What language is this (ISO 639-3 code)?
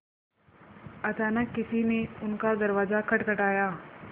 hin